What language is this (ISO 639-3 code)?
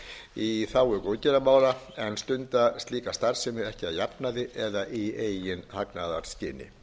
isl